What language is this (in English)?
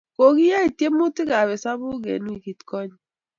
Kalenjin